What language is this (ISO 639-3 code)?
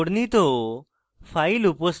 ben